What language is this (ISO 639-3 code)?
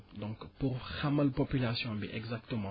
wol